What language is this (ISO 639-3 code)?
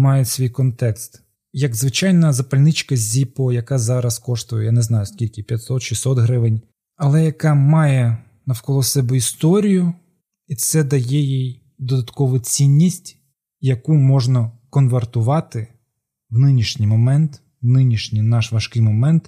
ukr